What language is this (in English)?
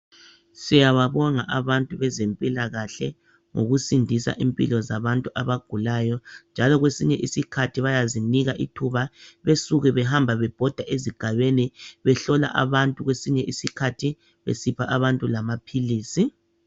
North Ndebele